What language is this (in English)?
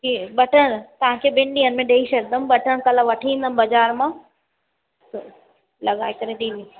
Sindhi